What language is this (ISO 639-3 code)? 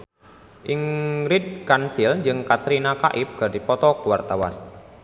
sun